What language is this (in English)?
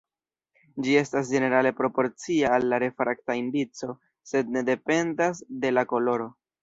Esperanto